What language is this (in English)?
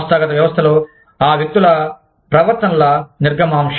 Telugu